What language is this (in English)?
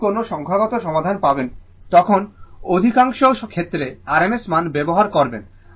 Bangla